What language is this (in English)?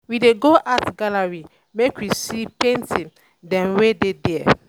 Nigerian Pidgin